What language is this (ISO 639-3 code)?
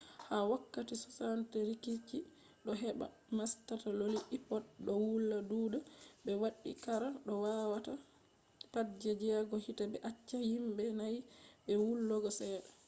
ful